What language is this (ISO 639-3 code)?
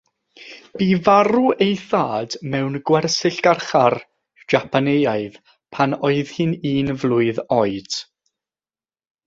cym